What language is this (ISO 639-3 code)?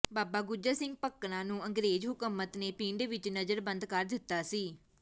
pan